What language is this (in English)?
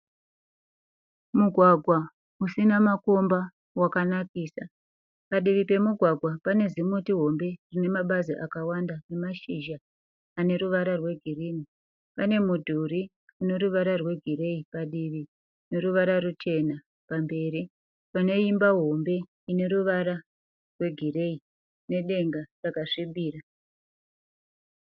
Shona